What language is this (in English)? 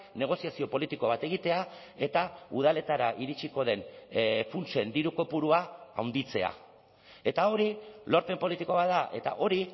Basque